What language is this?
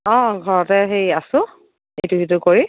Assamese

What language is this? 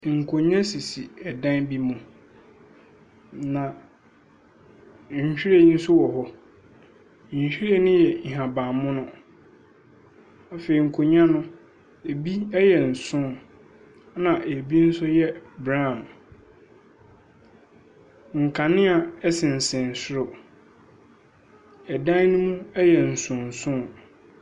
Akan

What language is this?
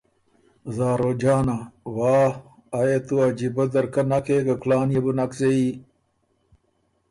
Ormuri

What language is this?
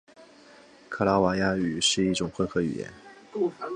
Chinese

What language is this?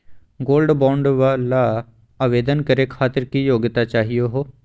Magahi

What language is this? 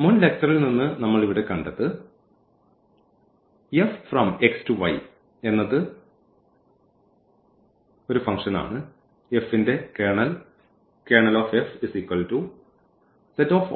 Malayalam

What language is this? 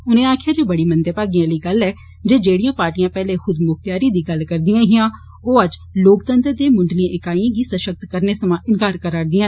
Dogri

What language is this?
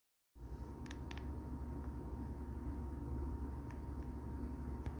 Arabic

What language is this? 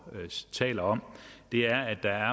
Danish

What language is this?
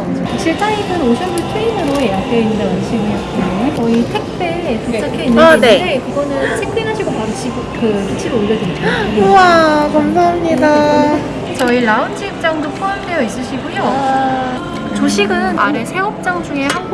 Korean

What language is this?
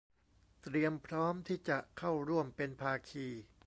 Thai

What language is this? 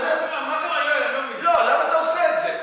Hebrew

